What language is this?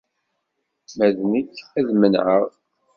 Kabyle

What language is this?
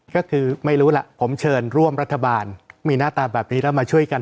Thai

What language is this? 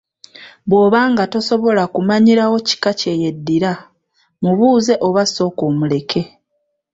Ganda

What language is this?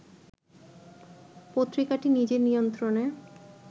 Bangla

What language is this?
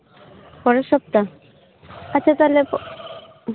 Santali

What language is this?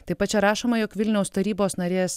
Lithuanian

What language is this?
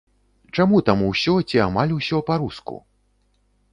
Belarusian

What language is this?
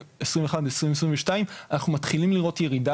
Hebrew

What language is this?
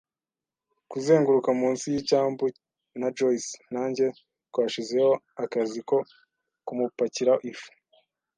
Kinyarwanda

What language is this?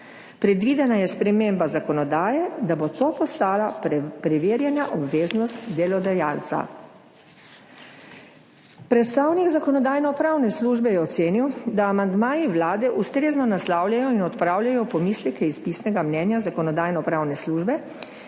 Slovenian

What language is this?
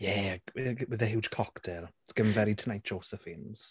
Welsh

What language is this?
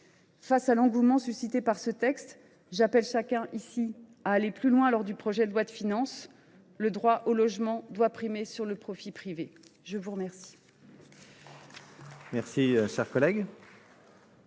French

